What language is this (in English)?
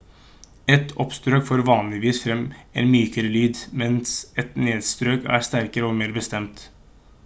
Norwegian Bokmål